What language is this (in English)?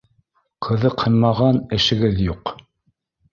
Bashkir